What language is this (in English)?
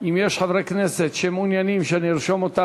Hebrew